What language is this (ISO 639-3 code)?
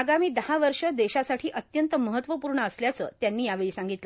mar